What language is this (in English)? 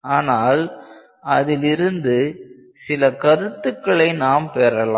Tamil